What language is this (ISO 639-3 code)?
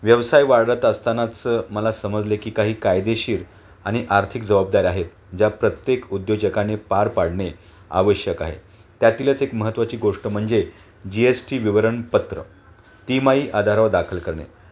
mar